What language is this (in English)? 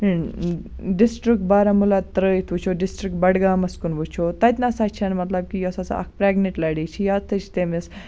Kashmiri